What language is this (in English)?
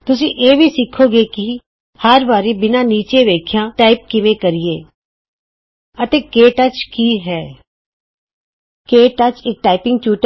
Punjabi